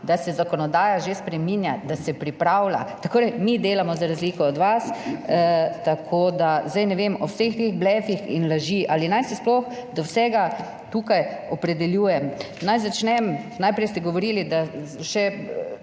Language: Slovenian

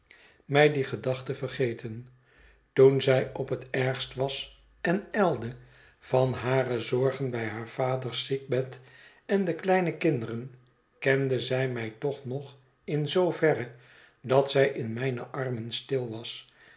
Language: Dutch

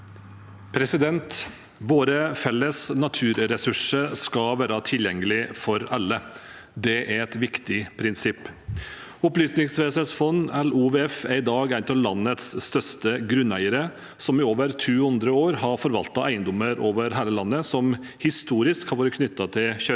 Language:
Norwegian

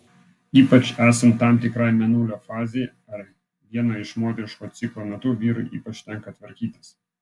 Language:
Lithuanian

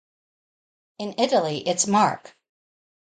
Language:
English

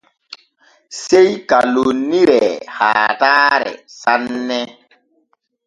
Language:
Borgu Fulfulde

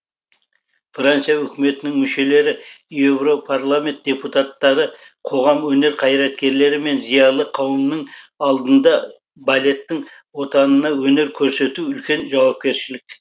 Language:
Kazakh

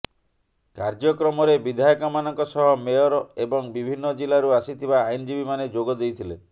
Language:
Odia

